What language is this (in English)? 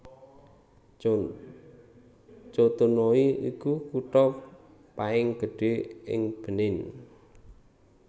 Javanese